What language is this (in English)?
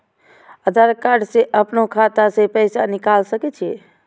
Maithili